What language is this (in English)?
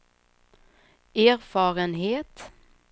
Swedish